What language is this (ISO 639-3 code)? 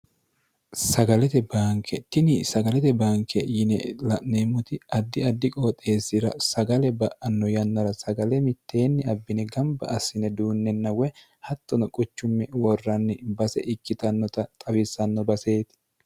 sid